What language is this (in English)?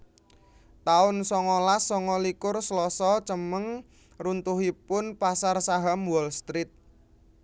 Javanese